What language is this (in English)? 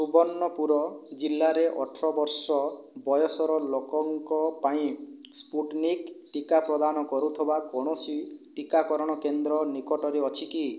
Odia